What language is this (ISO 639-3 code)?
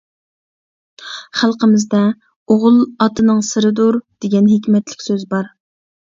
uig